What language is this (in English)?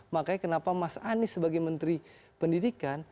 Indonesian